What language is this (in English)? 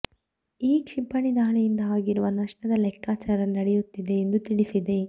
Kannada